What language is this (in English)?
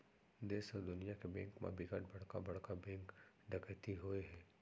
Chhattisgarhi